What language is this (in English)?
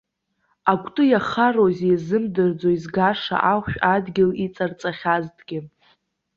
Abkhazian